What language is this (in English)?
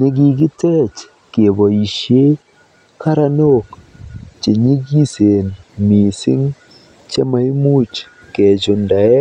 Kalenjin